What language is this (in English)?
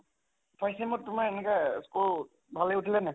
Assamese